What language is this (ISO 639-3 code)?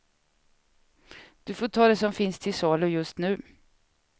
swe